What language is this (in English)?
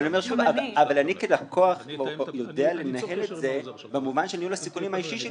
Hebrew